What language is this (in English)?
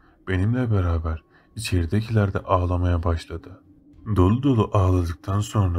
Turkish